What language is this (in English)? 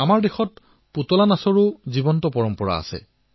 Assamese